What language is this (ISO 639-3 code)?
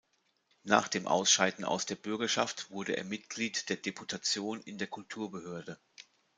deu